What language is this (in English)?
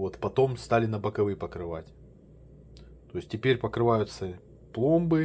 Russian